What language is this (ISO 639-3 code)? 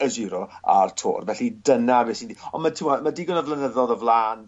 cym